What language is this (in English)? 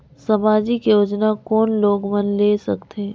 Chhattisgarhi